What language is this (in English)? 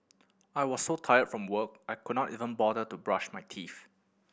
English